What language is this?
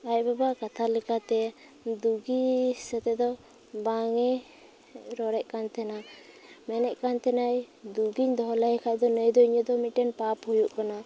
Santali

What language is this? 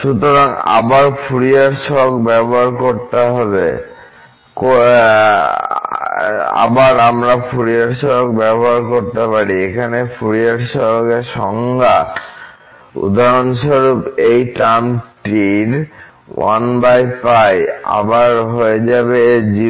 Bangla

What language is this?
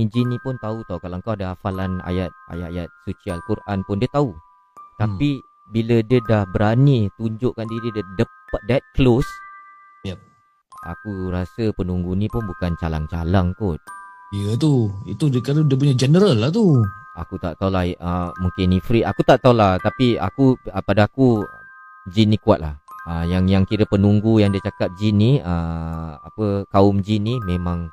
Malay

